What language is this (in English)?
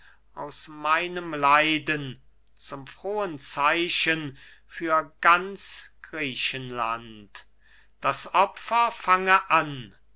German